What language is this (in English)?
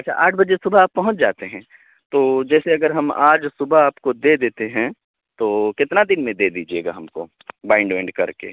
Urdu